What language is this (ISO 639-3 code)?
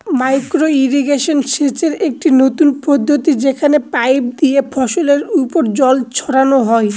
ben